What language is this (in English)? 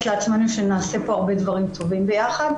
Hebrew